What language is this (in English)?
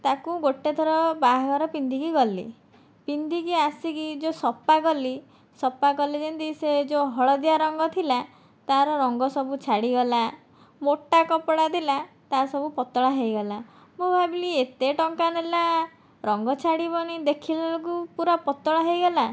Odia